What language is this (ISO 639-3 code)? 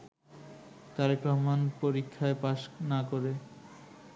ben